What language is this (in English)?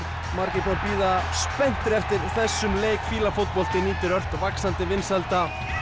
Icelandic